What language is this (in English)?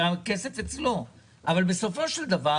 Hebrew